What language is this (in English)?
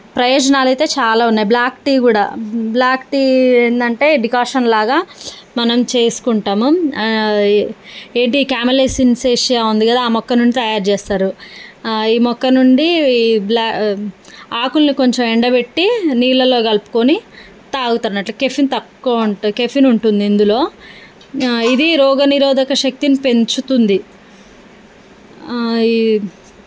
Telugu